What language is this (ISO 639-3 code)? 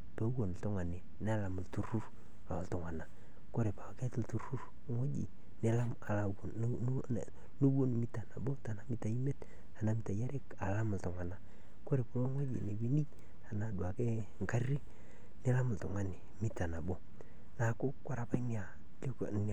mas